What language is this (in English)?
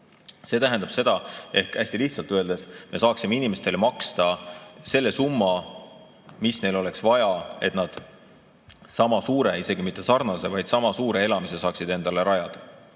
Estonian